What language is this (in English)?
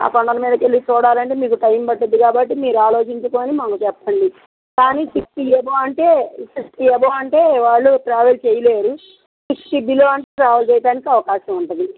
Telugu